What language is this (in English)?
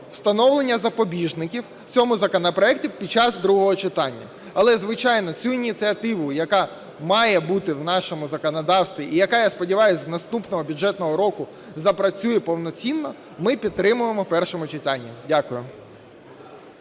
Ukrainian